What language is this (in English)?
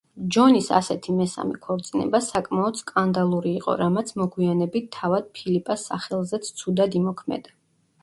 Georgian